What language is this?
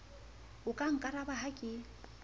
Southern Sotho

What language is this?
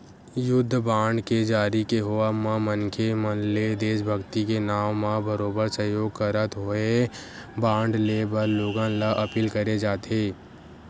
Chhattisgarhi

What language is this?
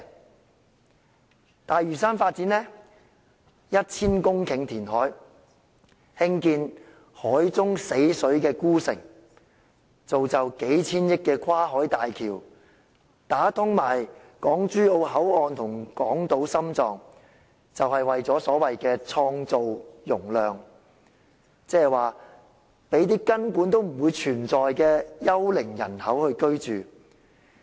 Cantonese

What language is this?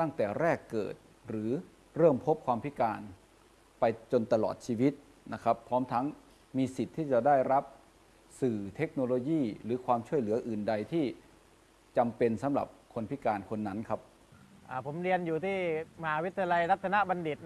Thai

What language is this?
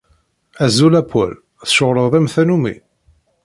Kabyle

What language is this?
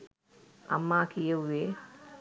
Sinhala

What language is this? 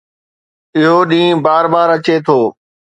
Sindhi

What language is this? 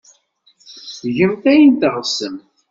Kabyle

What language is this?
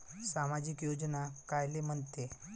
Marathi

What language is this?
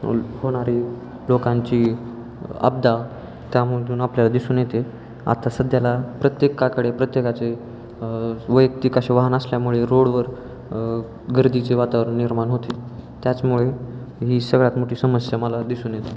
Marathi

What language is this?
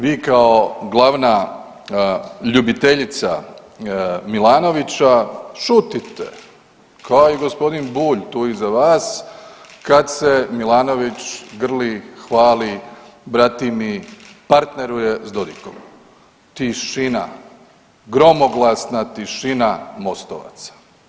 Croatian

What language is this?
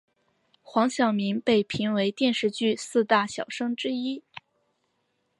Chinese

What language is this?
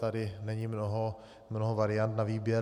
Czech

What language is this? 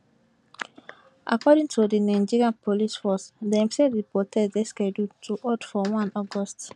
Nigerian Pidgin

